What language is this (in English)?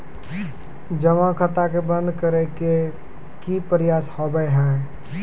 Maithili